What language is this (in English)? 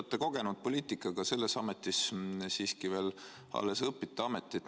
Estonian